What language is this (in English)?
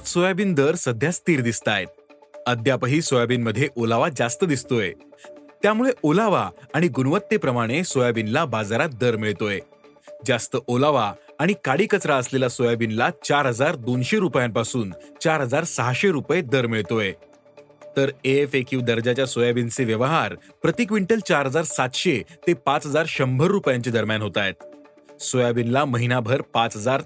Marathi